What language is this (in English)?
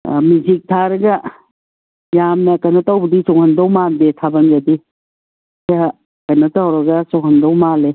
Manipuri